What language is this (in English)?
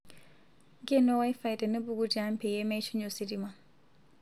Masai